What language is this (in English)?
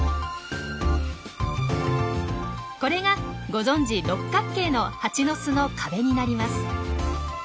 Japanese